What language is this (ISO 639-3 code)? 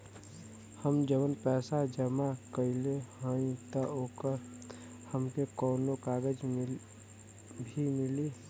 bho